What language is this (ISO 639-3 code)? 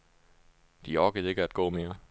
dan